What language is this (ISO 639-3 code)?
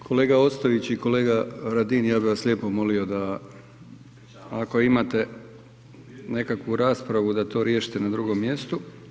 hrv